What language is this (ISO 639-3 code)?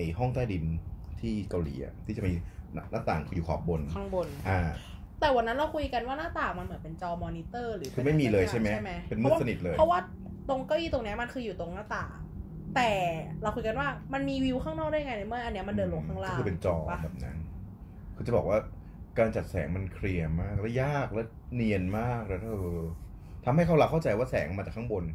tha